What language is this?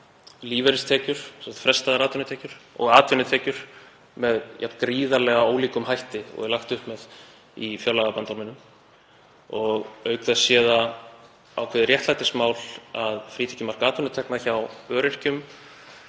Icelandic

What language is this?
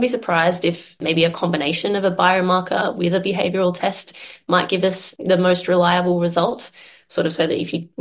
Indonesian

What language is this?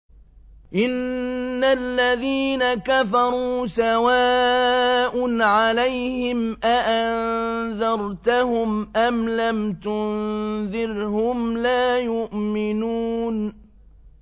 Arabic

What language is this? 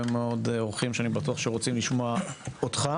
Hebrew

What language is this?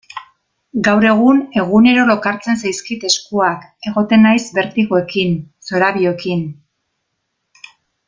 Basque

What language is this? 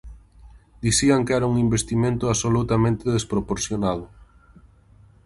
Galician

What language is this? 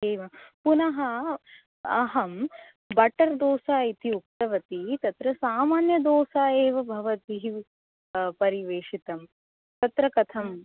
Sanskrit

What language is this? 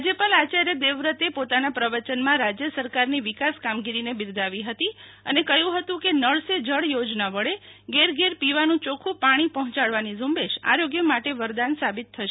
Gujarati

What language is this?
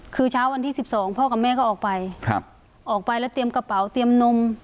Thai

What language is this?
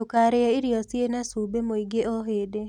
Kikuyu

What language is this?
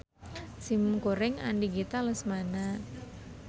Sundanese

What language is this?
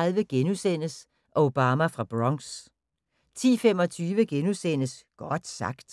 Danish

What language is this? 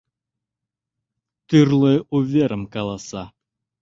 Mari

